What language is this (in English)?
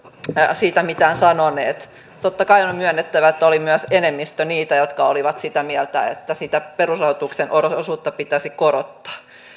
Finnish